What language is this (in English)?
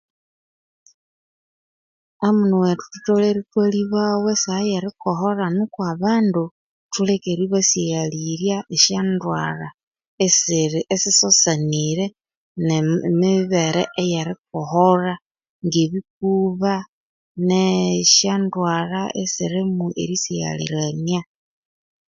Konzo